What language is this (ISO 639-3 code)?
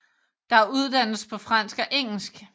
dan